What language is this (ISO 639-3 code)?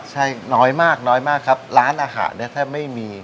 tha